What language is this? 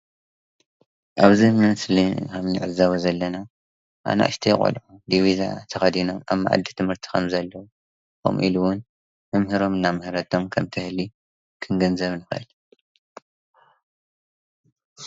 Tigrinya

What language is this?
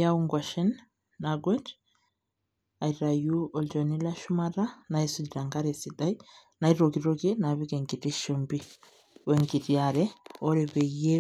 Masai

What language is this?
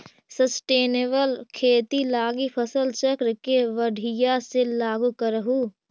Magahi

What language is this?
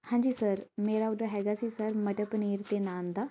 Punjabi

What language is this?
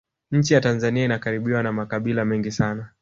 Swahili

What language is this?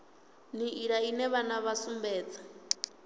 Venda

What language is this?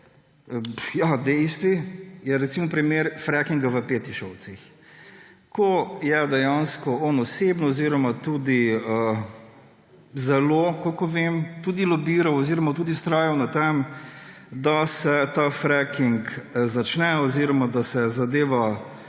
Slovenian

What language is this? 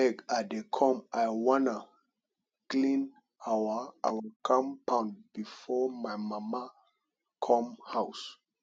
Nigerian Pidgin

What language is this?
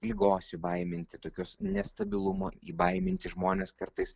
Lithuanian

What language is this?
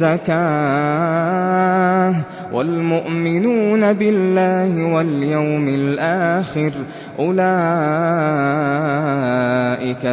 Arabic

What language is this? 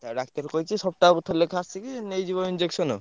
Odia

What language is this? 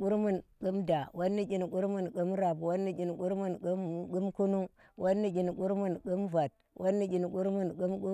Tera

